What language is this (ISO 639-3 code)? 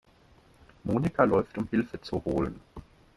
deu